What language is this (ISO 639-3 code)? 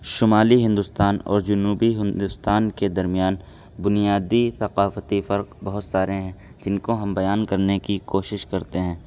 urd